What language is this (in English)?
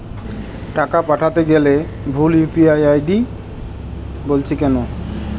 Bangla